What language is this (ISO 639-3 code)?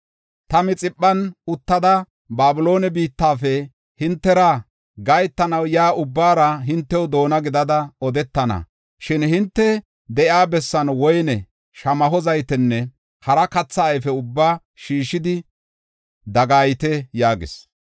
gof